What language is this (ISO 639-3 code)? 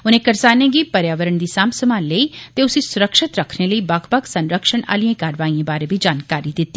doi